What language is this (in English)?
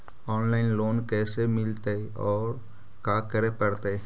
Magahi